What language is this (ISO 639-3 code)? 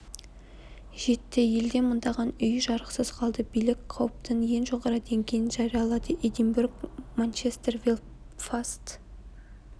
kaz